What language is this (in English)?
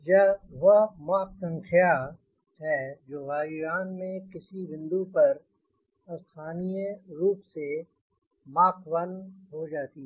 Hindi